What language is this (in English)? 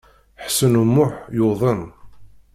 Kabyle